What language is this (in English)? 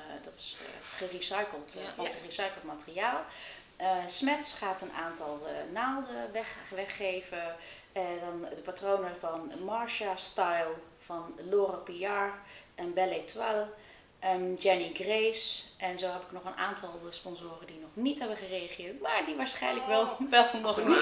Dutch